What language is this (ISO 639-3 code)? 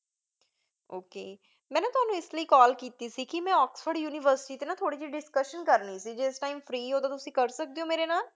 pan